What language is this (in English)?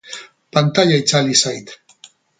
Basque